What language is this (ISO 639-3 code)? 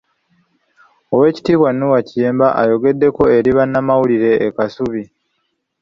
lug